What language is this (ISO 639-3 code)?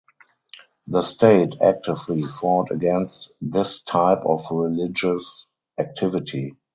eng